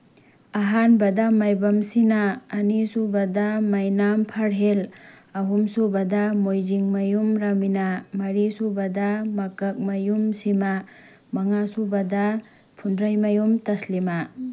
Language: Manipuri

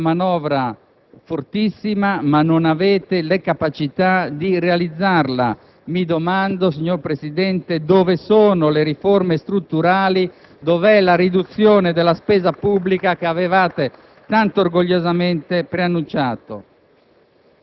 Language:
Italian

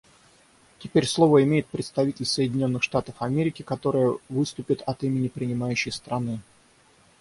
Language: Russian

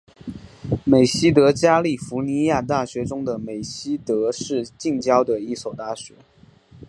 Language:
Chinese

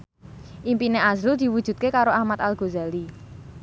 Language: Javanese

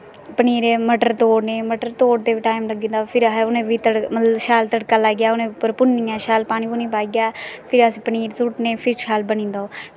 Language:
Dogri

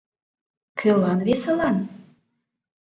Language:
Mari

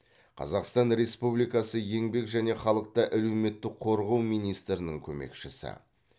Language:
Kazakh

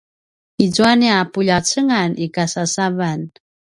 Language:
Paiwan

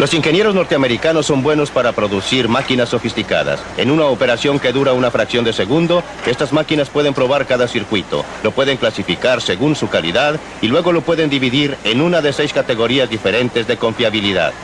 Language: Spanish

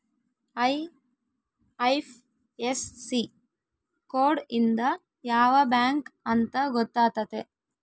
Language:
Kannada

